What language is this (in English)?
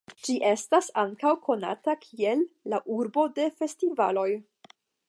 Esperanto